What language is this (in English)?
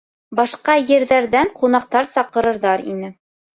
Bashkir